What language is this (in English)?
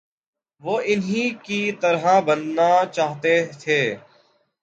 Urdu